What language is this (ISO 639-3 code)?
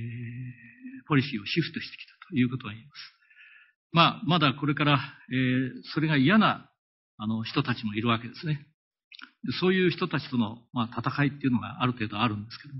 jpn